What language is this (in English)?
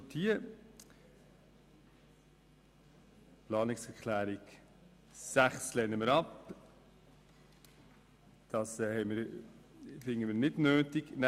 Swiss German